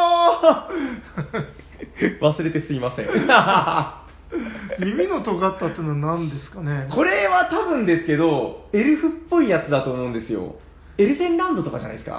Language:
Japanese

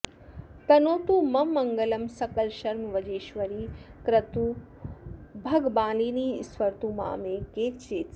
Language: Sanskrit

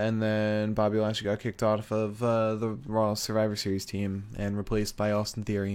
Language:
English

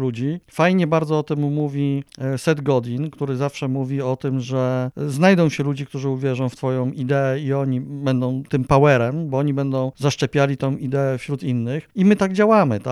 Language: Polish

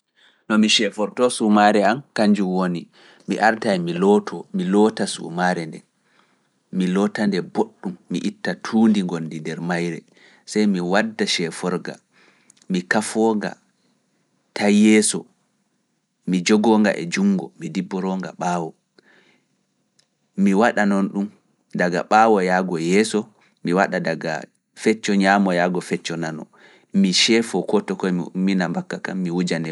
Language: Fula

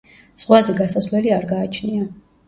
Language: Georgian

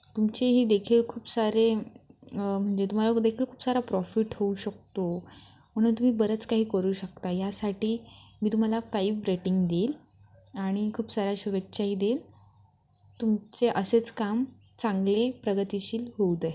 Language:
Marathi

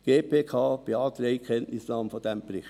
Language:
Swiss German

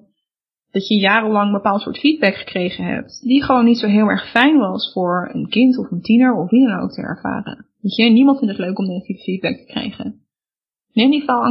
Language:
Dutch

